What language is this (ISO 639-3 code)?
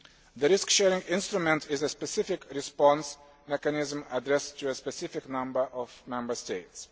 eng